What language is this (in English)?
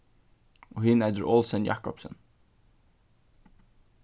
Faroese